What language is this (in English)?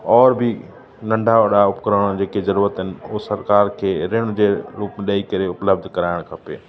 Sindhi